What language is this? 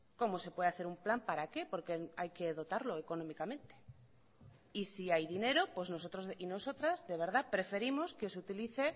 Spanish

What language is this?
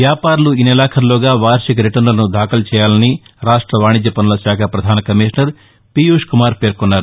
Telugu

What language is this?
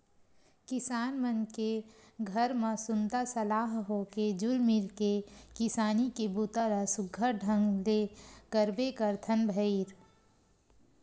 Chhattisgarhi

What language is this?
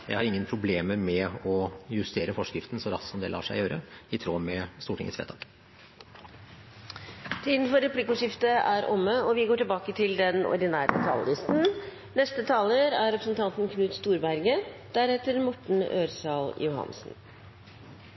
Norwegian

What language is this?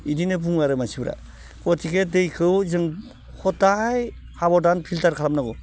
Bodo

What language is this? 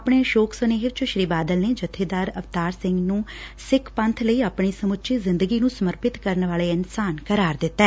Punjabi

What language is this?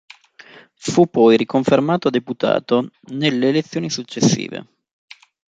Italian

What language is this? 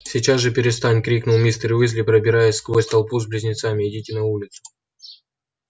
Russian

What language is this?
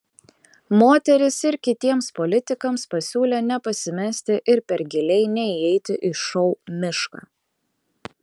Lithuanian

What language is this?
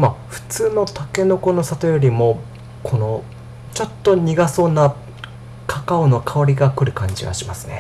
Japanese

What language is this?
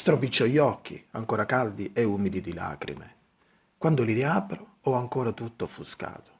Italian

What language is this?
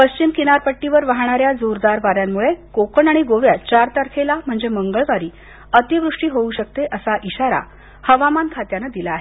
Marathi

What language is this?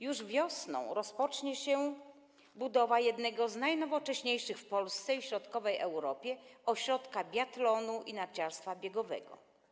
Polish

